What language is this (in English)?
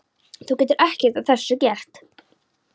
Icelandic